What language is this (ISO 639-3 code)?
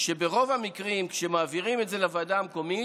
heb